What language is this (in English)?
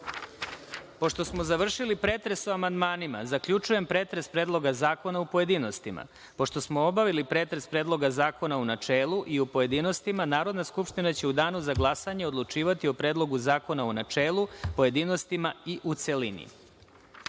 Serbian